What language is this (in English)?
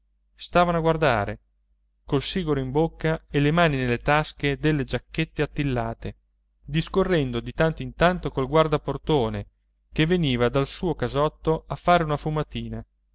Italian